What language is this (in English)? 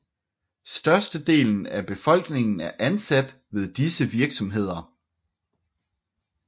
Danish